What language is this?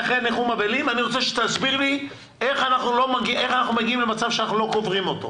Hebrew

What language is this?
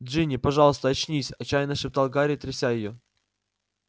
Russian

